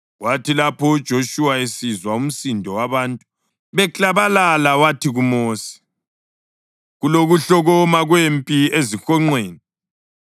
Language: North Ndebele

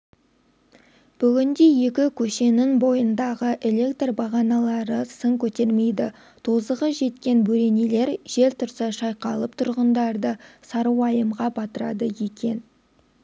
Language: Kazakh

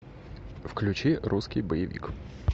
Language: Russian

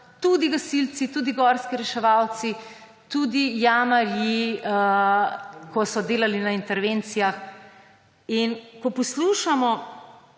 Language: Slovenian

